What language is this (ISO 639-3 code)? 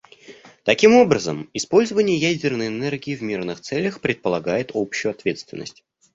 rus